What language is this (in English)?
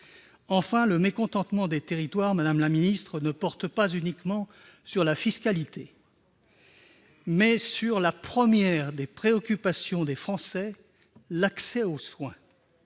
French